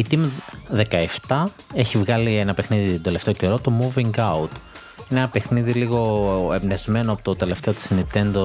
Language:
Greek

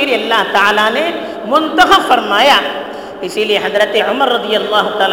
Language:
Urdu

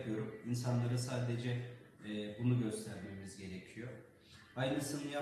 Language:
Turkish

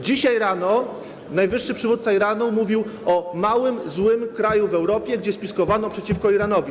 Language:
Polish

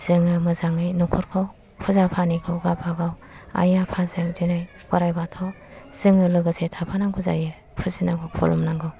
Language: Bodo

